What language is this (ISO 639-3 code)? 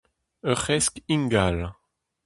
bre